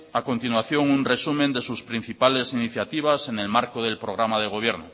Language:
Spanish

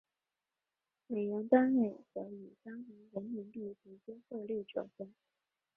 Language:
Chinese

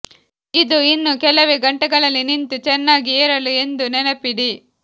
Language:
Kannada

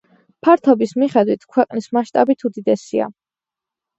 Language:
Georgian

